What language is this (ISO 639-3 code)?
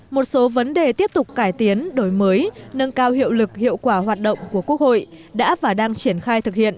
vie